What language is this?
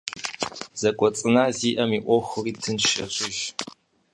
Kabardian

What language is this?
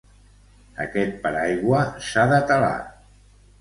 Catalan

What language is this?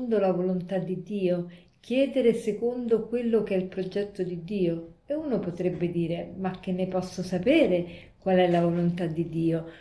Italian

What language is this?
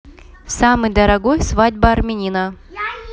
Russian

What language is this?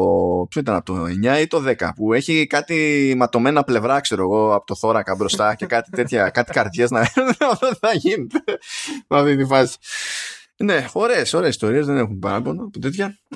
Greek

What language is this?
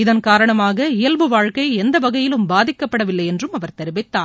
Tamil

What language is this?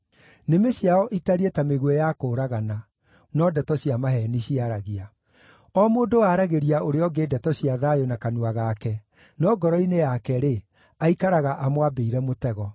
Kikuyu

